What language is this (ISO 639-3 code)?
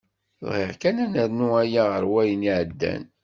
kab